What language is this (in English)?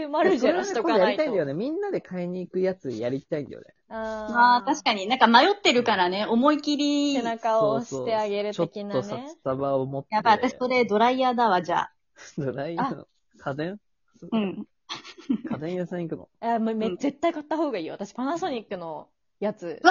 Japanese